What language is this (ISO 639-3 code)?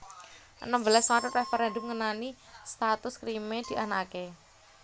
jav